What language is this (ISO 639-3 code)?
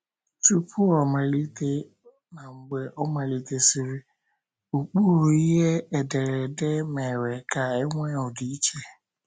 ibo